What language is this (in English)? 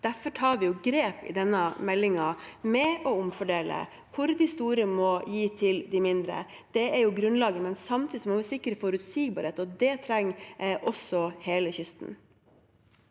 Norwegian